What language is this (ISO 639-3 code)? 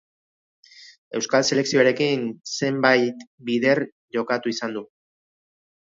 eus